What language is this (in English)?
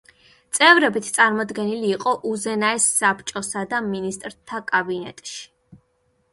Georgian